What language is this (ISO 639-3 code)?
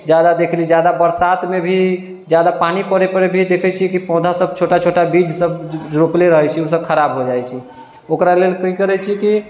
mai